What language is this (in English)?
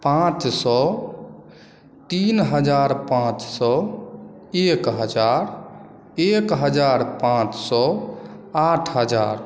Maithili